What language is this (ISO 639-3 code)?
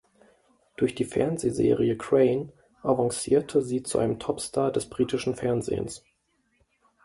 deu